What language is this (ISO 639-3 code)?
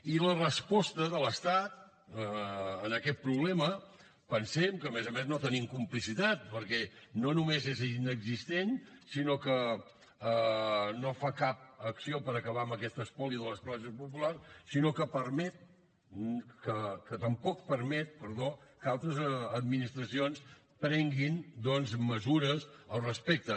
cat